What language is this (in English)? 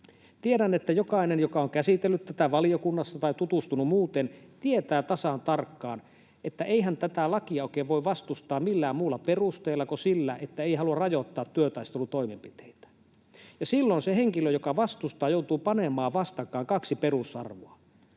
Finnish